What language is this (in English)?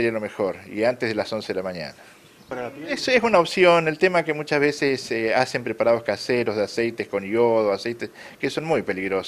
Spanish